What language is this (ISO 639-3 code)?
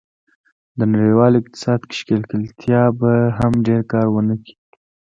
pus